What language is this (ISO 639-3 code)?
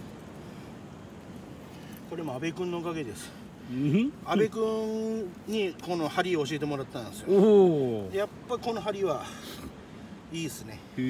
jpn